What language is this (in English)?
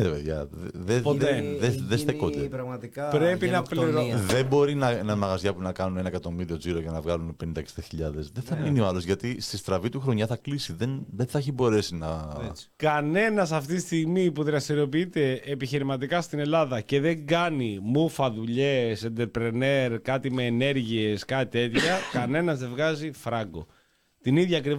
Greek